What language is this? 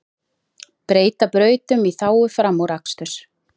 Icelandic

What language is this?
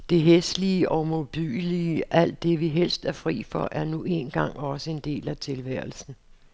Danish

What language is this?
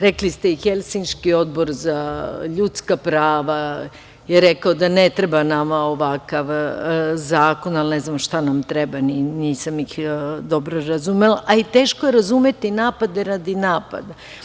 Serbian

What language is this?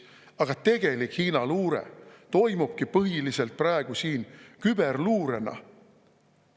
Estonian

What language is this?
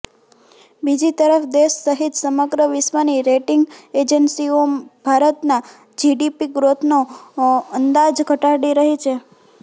Gujarati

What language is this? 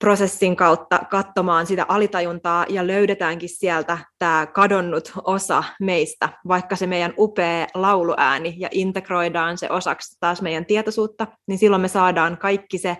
Finnish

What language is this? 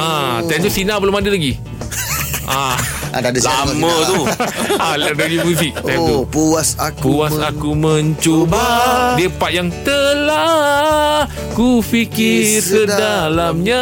Malay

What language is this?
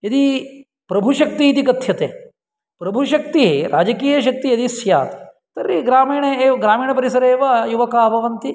Sanskrit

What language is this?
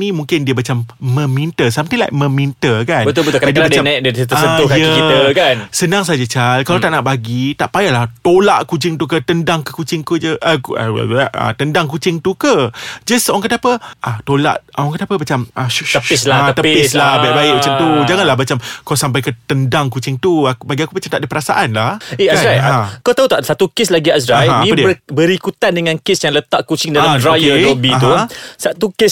Malay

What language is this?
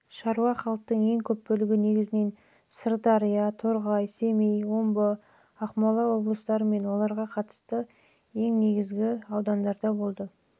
Kazakh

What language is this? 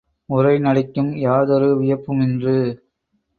Tamil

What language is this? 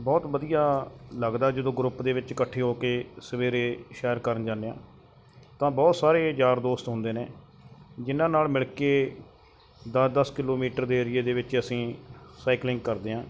Punjabi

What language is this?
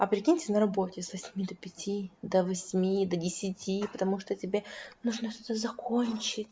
Russian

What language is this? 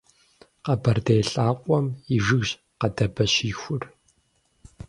Kabardian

